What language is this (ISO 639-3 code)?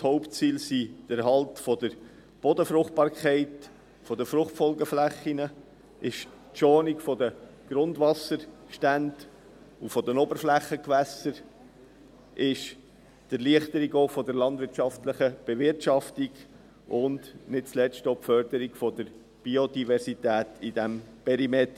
gsw